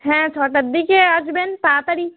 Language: Bangla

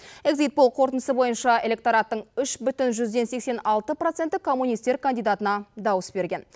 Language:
Kazakh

